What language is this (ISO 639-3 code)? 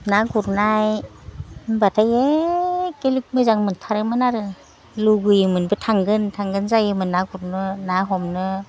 brx